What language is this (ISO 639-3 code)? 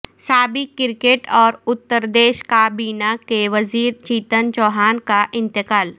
urd